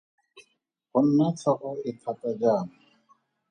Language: Tswana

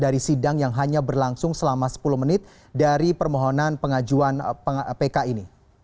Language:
Indonesian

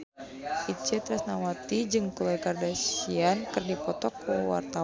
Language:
Sundanese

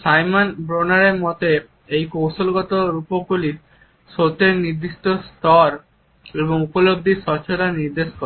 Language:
Bangla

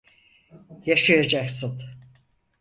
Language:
Turkish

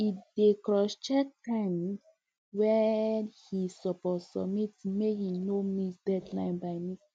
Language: Nigerian Pidgin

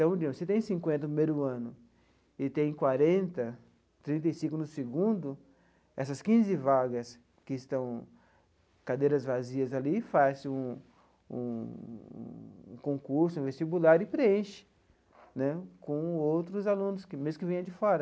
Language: Portuguese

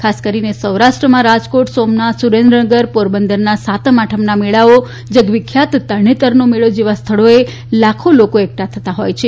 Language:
Gujarati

